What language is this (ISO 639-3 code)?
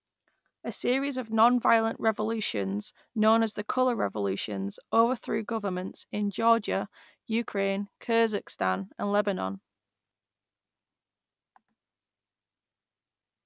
eng